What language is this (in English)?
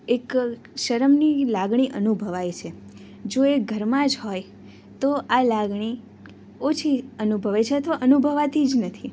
Gujarati